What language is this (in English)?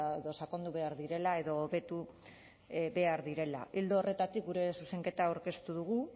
Basque